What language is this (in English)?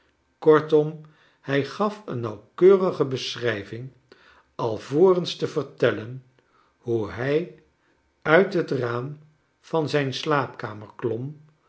Dutch